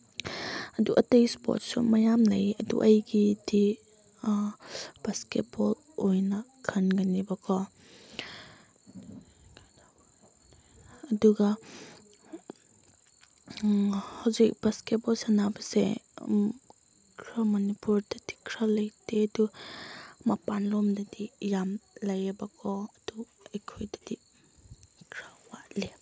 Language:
Manipuri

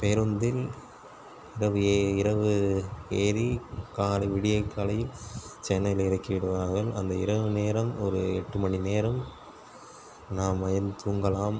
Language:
Tamil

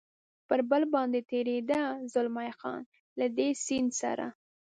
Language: Pashto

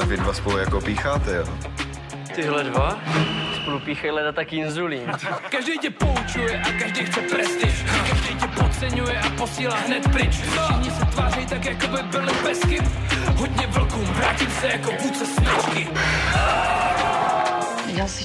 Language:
Czech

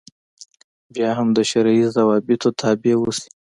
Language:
Pashto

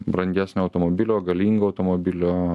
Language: Lithuanian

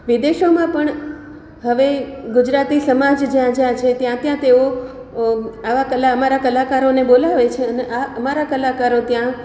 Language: Gujarati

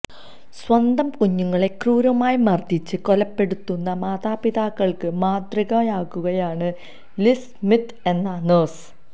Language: Malayalam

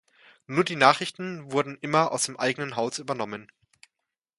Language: German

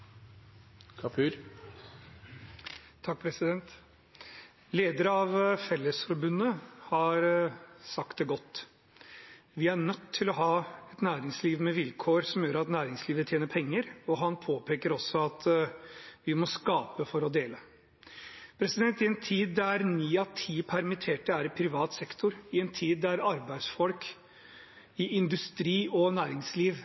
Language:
Norwegian Bokmål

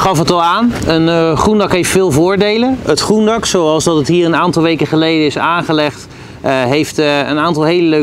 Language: Dutch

